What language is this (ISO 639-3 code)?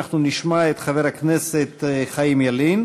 heb